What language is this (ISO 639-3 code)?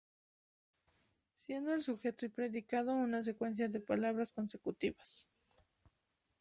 spa